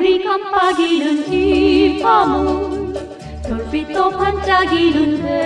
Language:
Korean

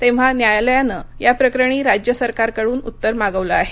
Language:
Marathi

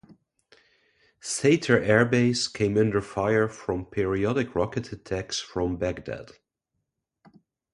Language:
English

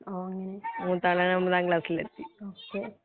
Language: Malayalam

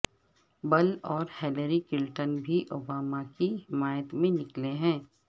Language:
Urdu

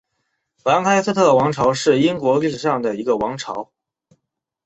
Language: Chinese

